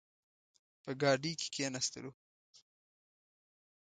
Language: Pashto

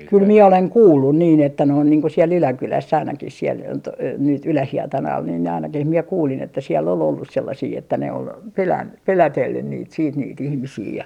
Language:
Finnish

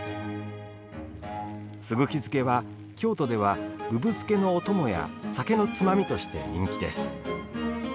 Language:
Japanese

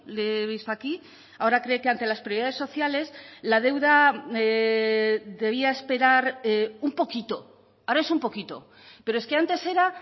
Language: Spanish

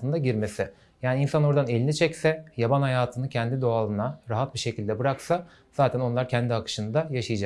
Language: Turkish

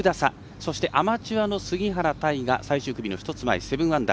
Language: Japanese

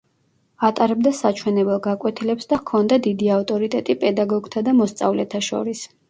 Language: Georgian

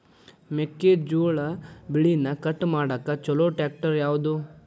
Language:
Kannada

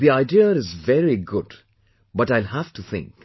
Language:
English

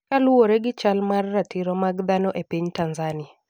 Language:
Luo (Kenya and Tanzania)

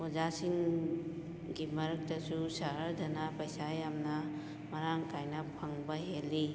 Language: Manipuri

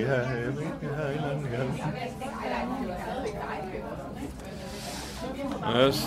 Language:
Danish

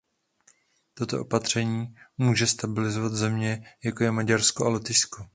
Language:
Czech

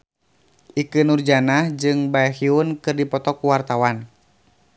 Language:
Sundanese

